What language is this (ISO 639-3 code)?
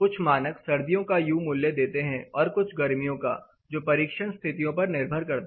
hin